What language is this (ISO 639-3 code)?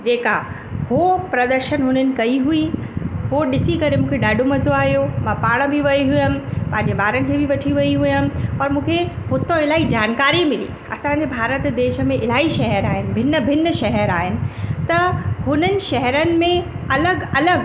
snd